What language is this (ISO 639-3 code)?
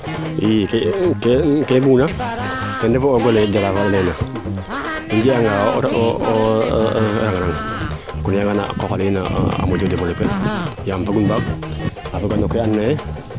srr